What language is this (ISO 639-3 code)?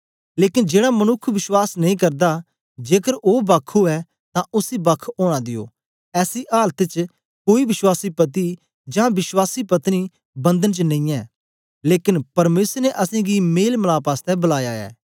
doi